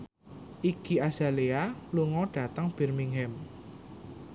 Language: Javanese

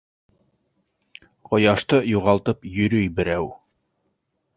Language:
Bashkir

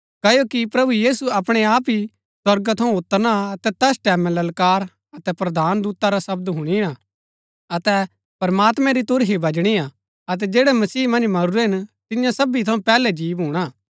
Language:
Gaddi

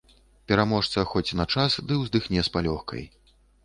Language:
Belarusian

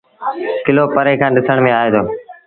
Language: Sindhi Bhil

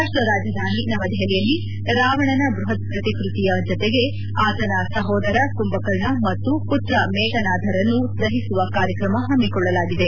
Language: Kannada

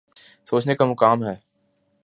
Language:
Urdu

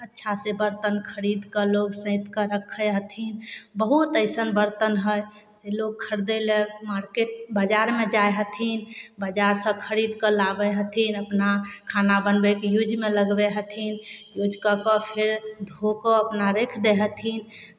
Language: Maithili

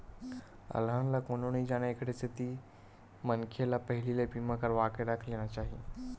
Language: Chhattisgarhi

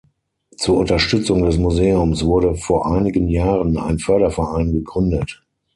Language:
German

